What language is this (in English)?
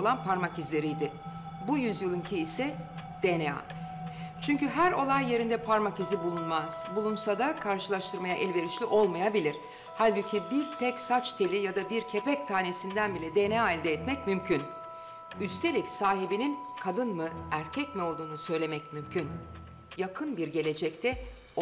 Turkish